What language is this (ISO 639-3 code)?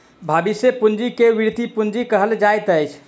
mai